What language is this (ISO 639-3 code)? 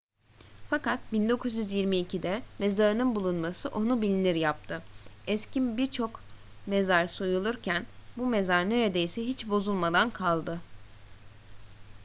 tur